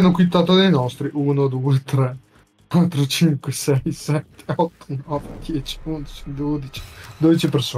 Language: Italian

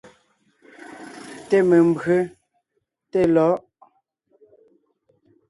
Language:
Ngiemboon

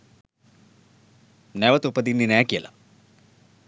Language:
Sinhala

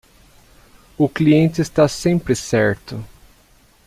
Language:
Portuguese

